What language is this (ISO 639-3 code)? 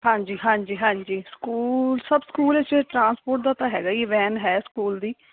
pan